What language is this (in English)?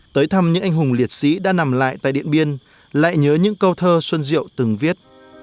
Vietnamese